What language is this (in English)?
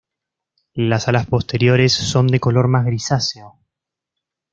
Spanish